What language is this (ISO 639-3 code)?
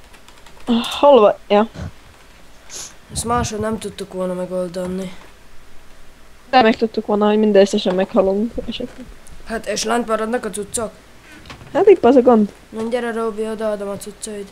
hun